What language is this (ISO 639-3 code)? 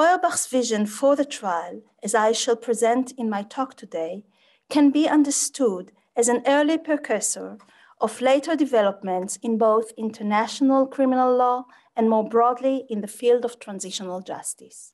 eng